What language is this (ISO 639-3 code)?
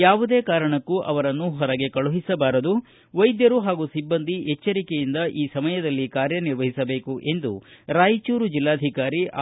kan